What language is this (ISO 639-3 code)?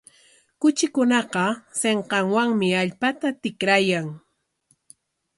qwa